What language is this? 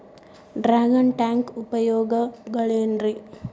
Kannada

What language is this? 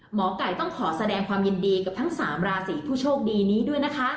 Thai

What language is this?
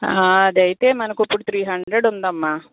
Telugu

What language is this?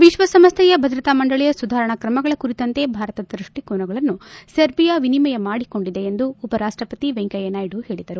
Kannada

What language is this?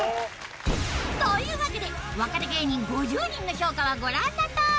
Japanese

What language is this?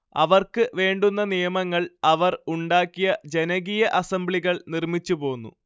Malayalam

